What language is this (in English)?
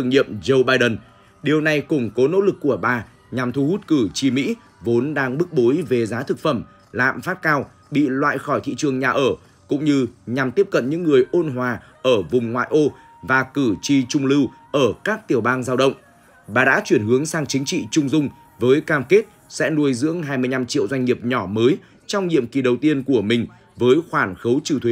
Vietnamese